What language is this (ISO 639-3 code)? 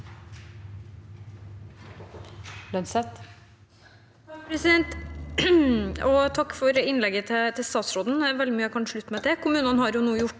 nor